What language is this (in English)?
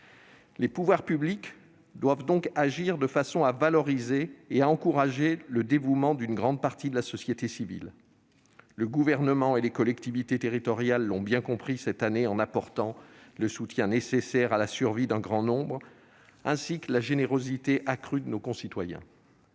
French